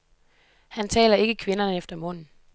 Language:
Danish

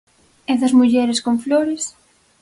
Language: Galician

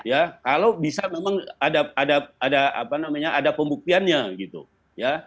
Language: Indonesian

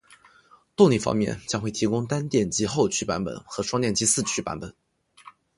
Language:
Chinese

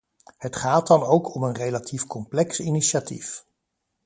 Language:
Dutch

